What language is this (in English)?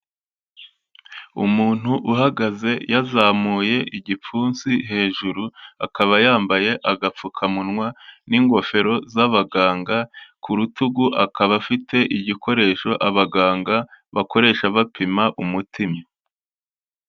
Kinyarwanda